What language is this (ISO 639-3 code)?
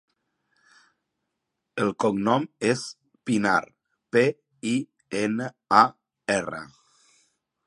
cat